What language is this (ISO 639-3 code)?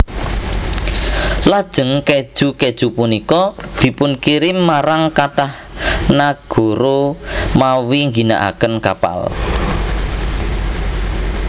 jav